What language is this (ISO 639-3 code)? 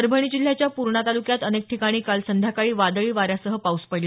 mar